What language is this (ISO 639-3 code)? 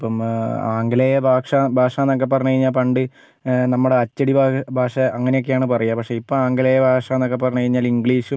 mal